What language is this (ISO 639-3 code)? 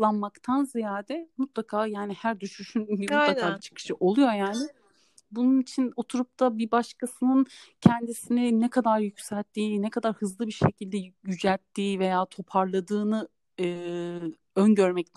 tur